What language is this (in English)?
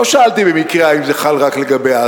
Hebrew